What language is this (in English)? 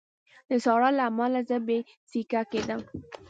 Pashto